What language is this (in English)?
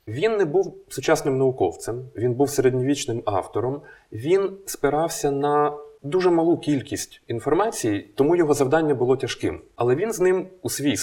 Ukrainian